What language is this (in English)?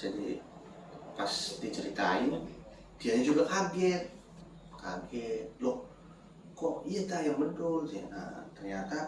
Indonesian